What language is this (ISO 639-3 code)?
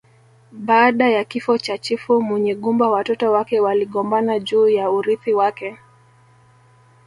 swa